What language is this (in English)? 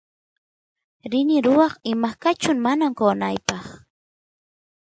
Santiago del Estero Quichua